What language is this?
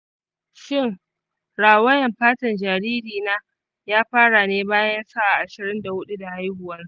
Hausa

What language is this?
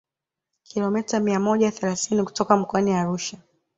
Swahili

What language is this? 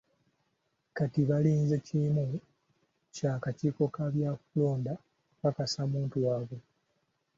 Ganda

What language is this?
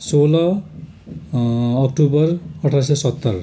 Nepali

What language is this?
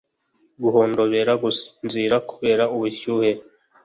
Kinyarwanda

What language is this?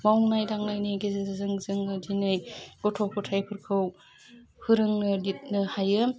Bodo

